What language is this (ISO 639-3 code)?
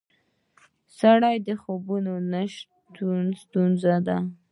pus